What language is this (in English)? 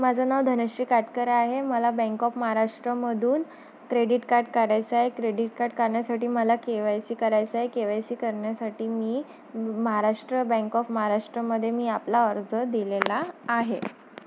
Marathi